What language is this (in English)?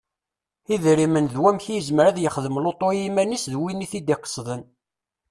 Kabyle